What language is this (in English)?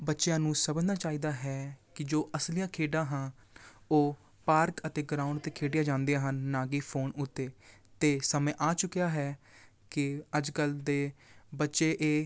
Punjabi